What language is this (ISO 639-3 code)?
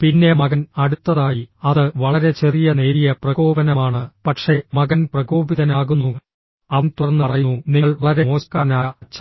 mal